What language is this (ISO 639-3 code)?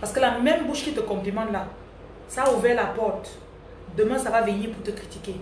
fra